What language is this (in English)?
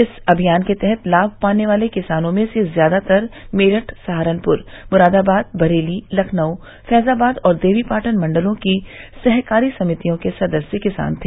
Hindi